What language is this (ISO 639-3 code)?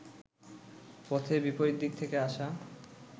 ben